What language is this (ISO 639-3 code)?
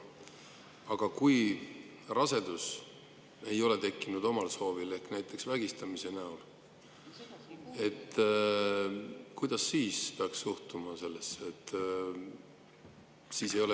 est